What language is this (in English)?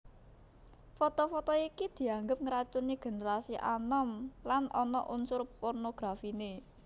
Javanese